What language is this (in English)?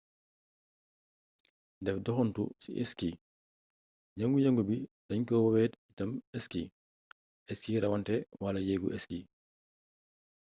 Wolof